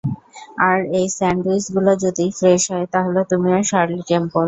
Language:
Bangla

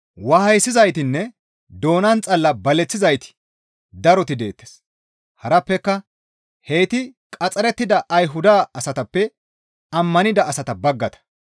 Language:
Gamo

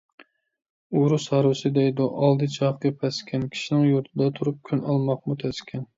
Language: Uyghur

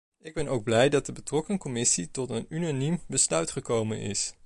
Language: Dutch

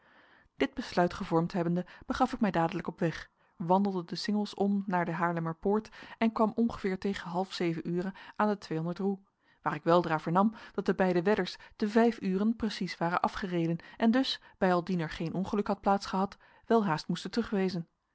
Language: Dutch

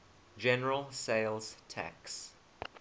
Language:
English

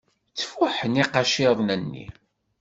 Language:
Kabyle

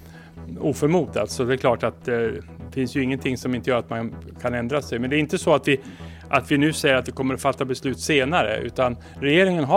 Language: Swedish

